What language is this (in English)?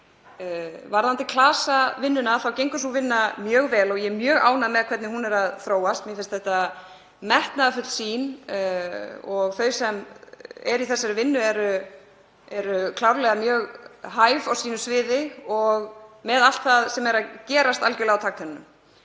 Icelandic